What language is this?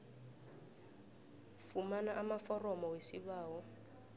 South Ndebele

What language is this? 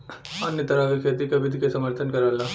Bhojpuri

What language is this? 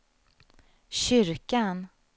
Swedish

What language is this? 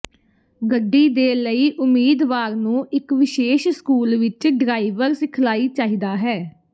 Punjabi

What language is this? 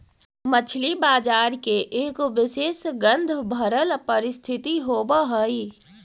Magahi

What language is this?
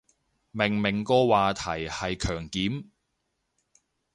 Cantonese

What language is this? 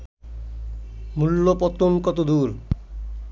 Bangla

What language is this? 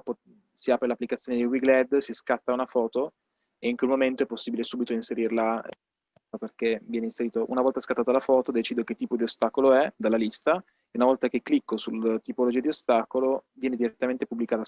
Italian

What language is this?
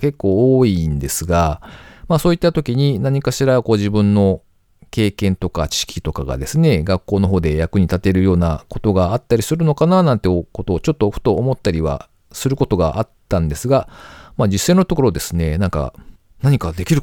Japanese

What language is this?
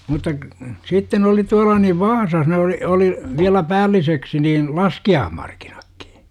Finnish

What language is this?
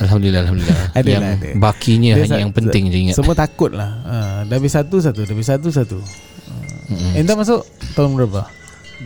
Malay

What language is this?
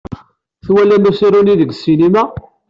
Kabyle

